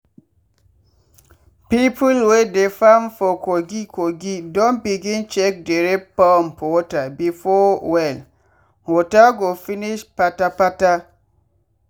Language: Nigerian Pidgin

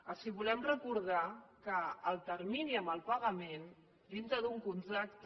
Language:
Catalan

